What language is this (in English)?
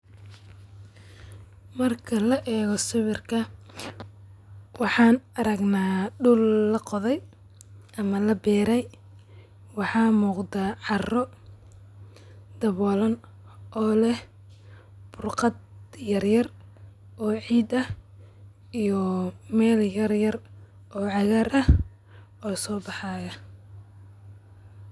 Somali